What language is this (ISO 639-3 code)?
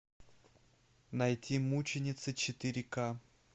rus